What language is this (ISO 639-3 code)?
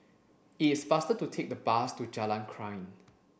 eng